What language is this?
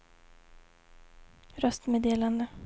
Swedish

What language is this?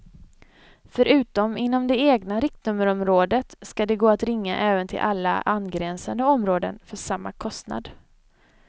Swedish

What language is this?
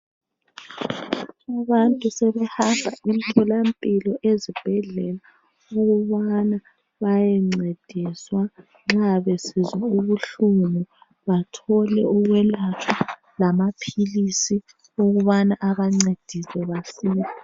North Ndebele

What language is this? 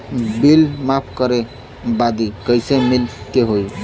Bhojpuri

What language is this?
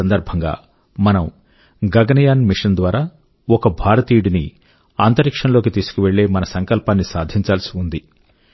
Telugu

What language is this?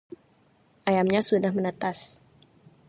Indonesian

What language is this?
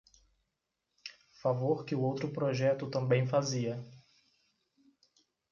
Portuguese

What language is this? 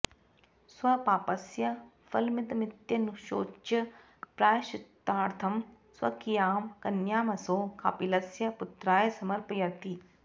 Sanskrit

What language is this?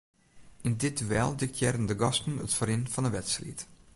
Western Frisian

